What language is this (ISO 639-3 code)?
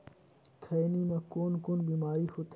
hne